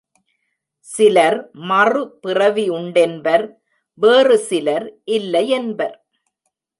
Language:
Tamil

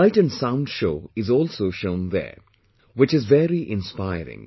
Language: English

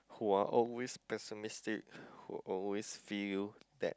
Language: English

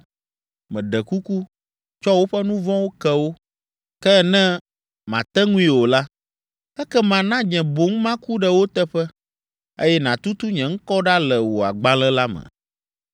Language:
Ewe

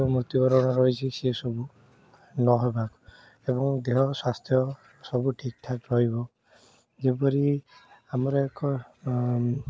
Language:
Odia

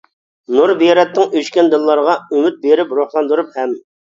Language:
Uyghur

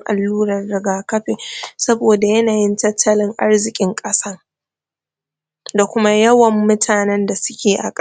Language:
Hausa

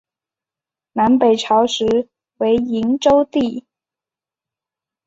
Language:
Chinese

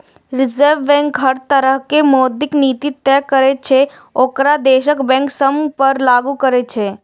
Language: Maithili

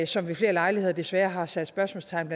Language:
Danish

